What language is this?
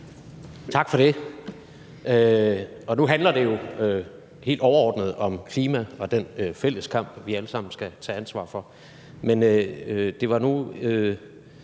Danish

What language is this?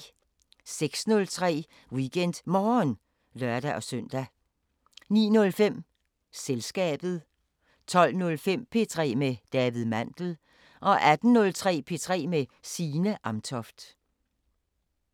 Danish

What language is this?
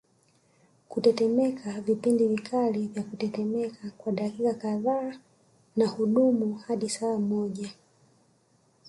Swahili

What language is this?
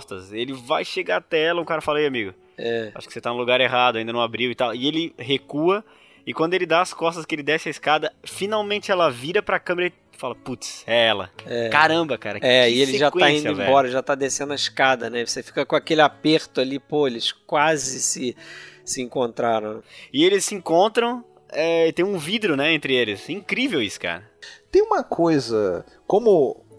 Portuguese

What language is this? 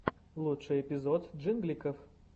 Russian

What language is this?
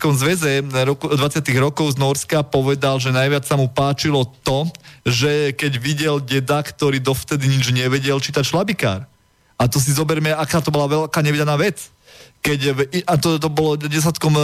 Slovak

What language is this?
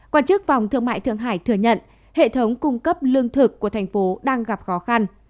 Vietnamese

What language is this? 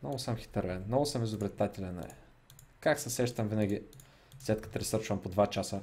Bulgarian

